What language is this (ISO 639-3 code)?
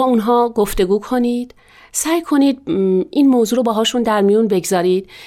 fas